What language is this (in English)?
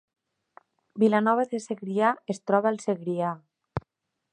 Catalan